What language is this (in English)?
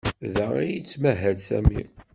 Kabyle